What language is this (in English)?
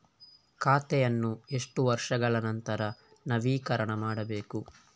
Kannada